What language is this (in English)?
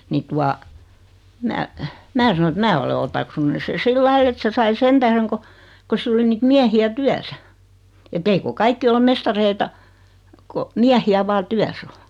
Finnish